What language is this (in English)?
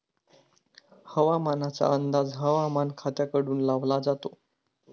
Marathi